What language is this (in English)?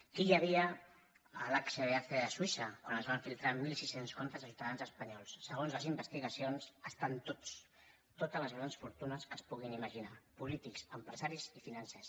Catalan